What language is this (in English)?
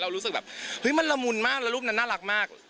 Thai